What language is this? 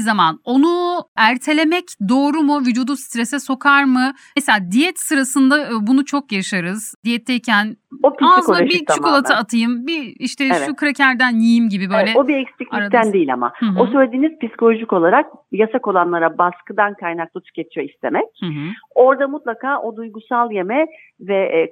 Turkish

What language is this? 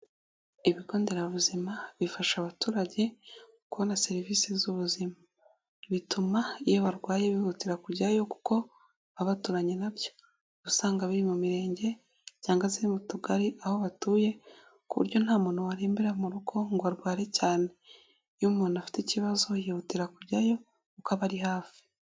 Kinyarwanda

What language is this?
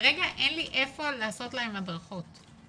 Hebrew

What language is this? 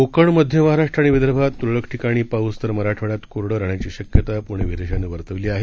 Marathi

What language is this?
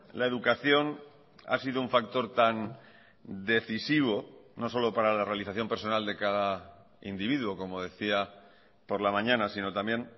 Spanish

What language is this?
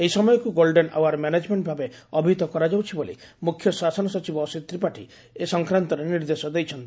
Odia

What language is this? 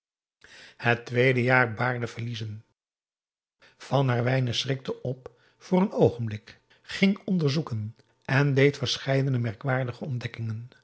Dutch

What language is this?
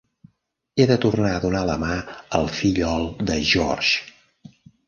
Catalan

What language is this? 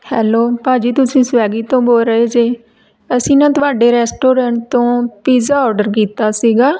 Punjabi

